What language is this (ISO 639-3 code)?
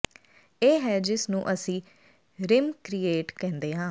pan